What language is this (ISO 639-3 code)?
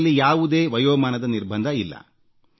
kan